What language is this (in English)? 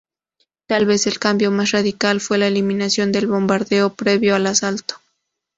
Spanish